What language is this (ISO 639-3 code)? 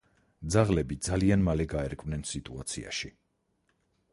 kat